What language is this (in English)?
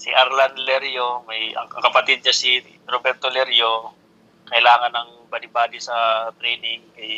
Filipino